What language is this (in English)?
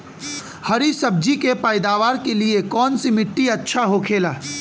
Bhojpuri